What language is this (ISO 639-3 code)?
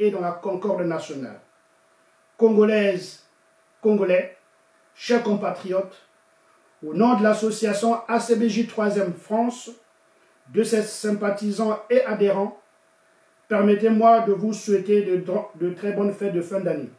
fra